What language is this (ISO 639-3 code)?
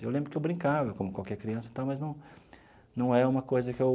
por